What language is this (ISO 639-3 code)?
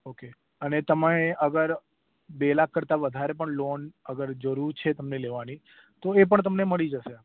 guj